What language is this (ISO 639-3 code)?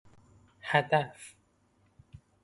fas